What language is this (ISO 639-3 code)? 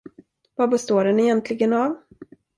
swe